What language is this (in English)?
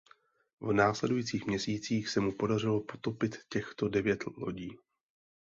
Czech